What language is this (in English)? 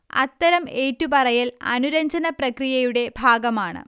Malayalam